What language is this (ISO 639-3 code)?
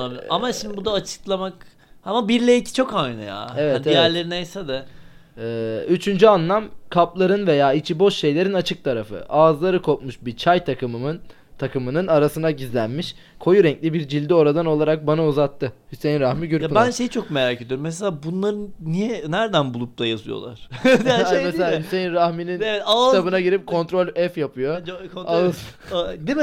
tur